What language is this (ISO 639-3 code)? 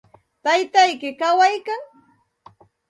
qxt